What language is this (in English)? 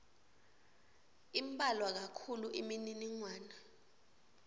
Swati